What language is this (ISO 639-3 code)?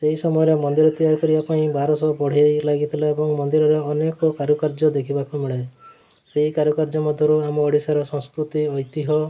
ori